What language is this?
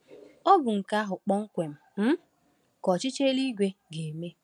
Igbo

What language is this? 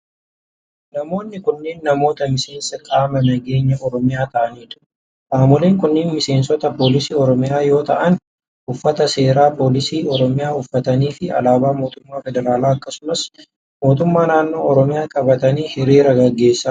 Oromo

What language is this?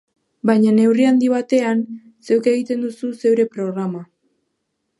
Basque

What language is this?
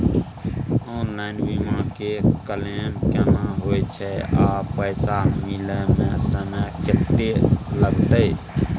Maithili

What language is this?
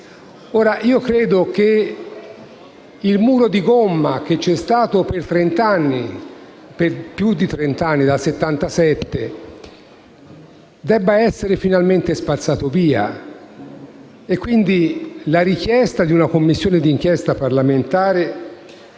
Italian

